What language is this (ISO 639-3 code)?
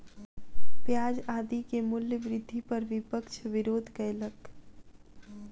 mai